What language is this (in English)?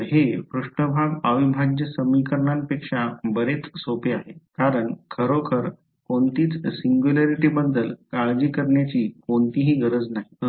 Marathi